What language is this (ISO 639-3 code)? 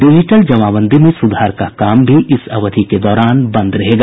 hin